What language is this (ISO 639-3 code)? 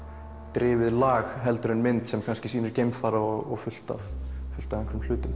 isl